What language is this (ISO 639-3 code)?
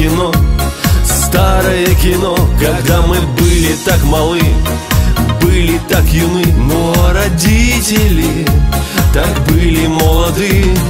rus